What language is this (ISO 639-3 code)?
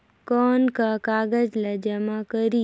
hne